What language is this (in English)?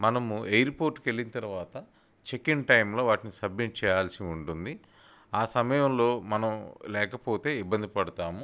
Telugu